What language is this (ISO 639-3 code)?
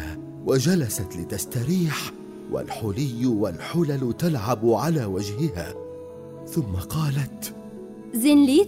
ara